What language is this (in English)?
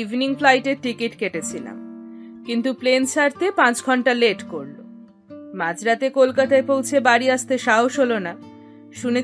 Bangla